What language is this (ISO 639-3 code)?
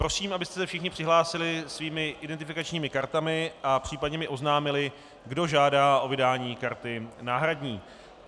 ces